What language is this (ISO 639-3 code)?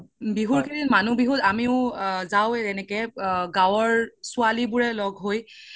asm